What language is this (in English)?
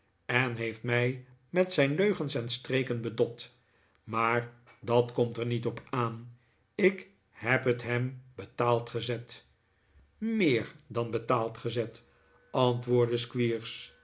Dutch